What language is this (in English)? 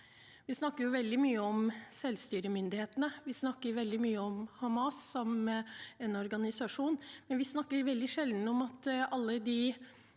Norwegian